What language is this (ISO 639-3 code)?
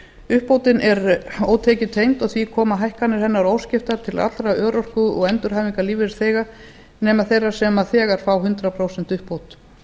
isl